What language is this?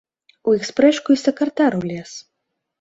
Belarusian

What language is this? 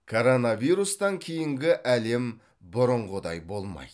Kazakh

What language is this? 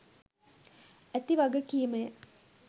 Sinhala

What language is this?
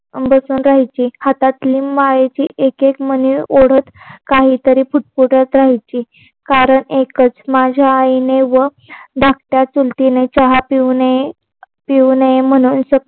Marathi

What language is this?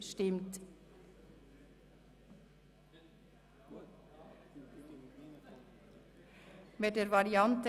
Swiss German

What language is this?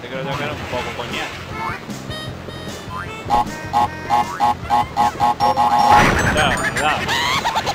Spanish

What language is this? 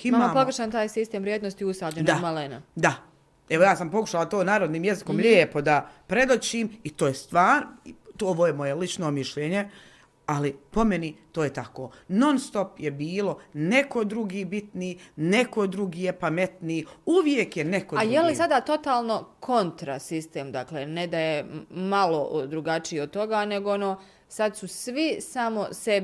Croatian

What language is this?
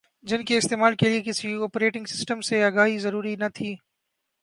Urdu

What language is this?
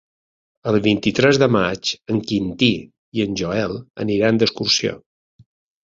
Catalan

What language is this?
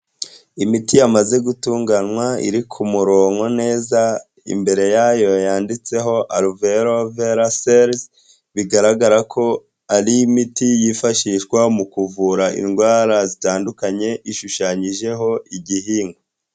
Kinyarwanda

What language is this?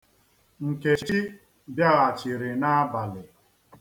Igbo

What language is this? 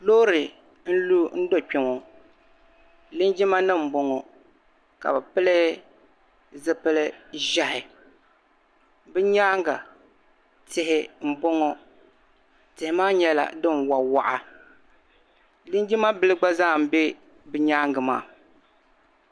Dagbani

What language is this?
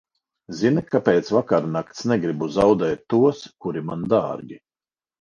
Latvian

